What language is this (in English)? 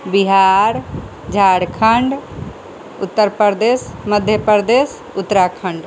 Maithili